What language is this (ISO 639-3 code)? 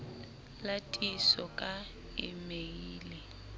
sot